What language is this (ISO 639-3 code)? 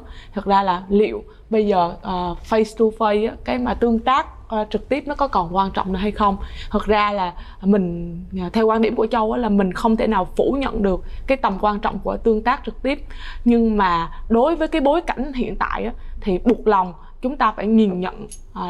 vie